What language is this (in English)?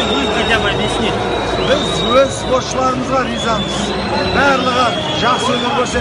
Ukrainian